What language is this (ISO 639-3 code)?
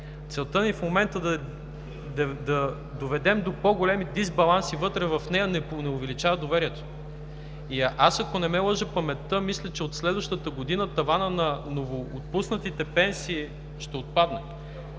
bul